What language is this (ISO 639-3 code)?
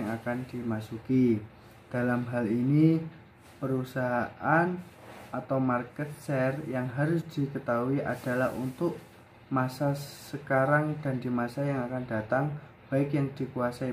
ind